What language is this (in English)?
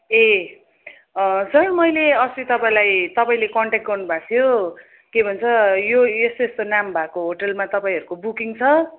Nepali